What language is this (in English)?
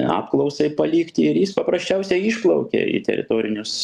Lithuanian